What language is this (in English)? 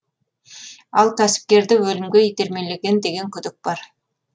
Kazakh